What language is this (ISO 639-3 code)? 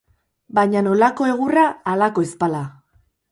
eus